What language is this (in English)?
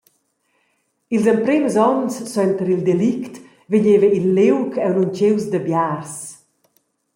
Romansh